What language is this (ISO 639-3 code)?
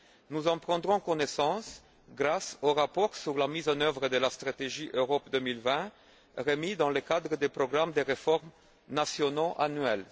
fra